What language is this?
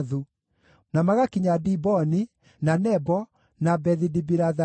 Kikuyu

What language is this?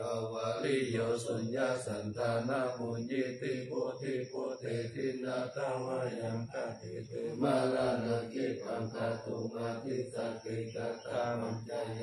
Thai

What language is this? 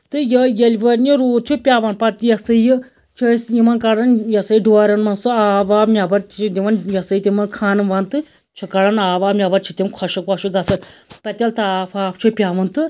Kashmiri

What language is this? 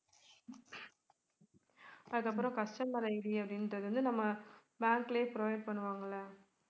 Tamil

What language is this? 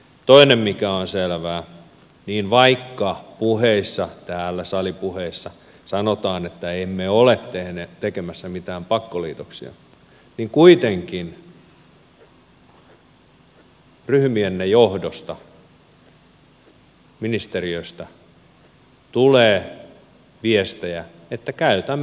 Finnish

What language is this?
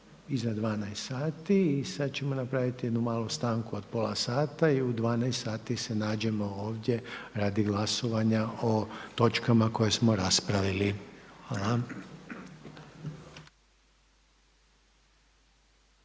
Croatian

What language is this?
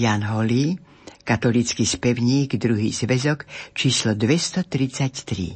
Slovak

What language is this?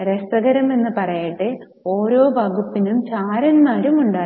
Malayalam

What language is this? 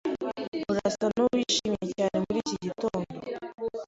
Kinyarwanda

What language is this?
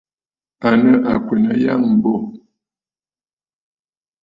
Bafut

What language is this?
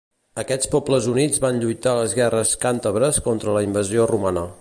Catalan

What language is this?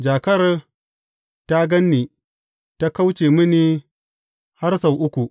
Hausa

